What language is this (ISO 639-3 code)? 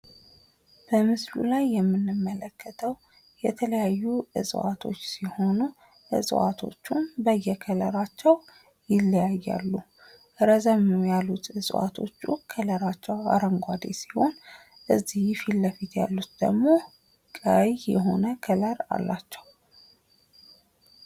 amh